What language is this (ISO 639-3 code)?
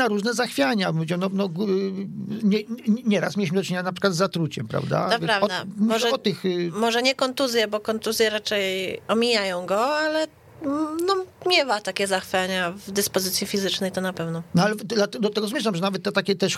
pol